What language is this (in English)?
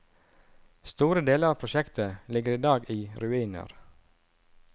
Norwegian